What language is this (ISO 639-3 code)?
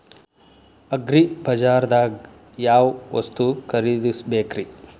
kan